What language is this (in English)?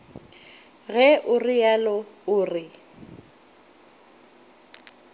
Northern Sotho